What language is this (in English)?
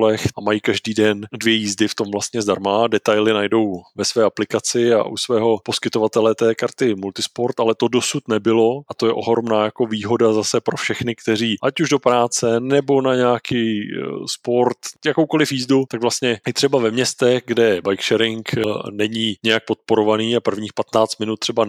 Czech